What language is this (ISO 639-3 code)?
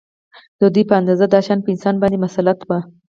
pus